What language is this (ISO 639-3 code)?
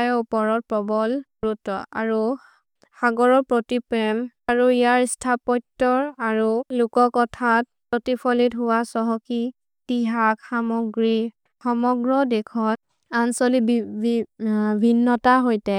mrr